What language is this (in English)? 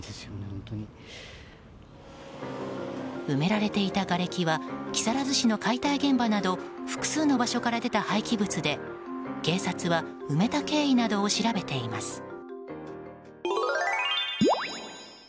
Japanese